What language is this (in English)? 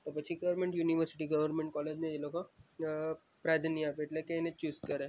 Gujarati